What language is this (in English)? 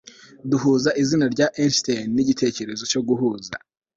Kinyarwanda